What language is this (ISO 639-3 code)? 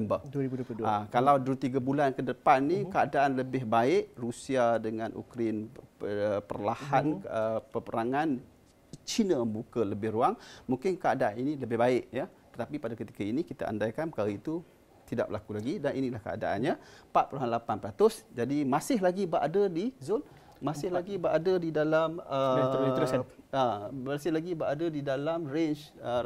msa